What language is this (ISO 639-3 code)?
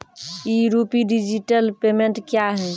mai